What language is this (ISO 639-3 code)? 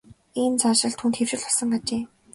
mon